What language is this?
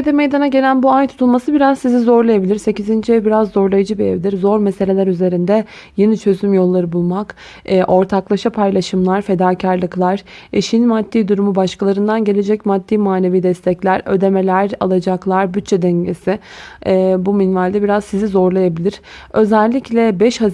Turkish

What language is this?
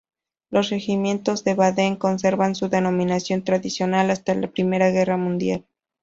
Spanish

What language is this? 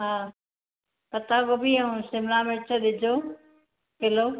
Sindhi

